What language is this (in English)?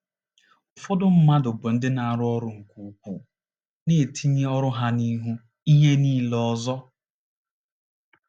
Igbo